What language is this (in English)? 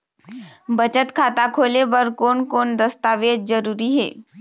Chhattisgarhi